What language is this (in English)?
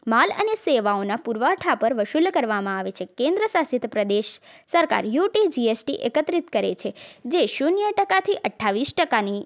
Gujarati